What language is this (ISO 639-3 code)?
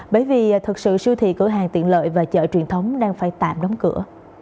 vie